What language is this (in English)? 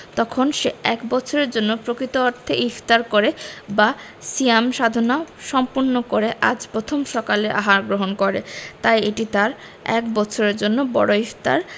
Bangla